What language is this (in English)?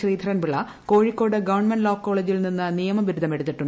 Malayalam